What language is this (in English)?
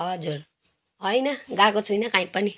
Nepali